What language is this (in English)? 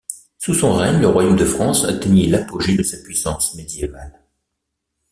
French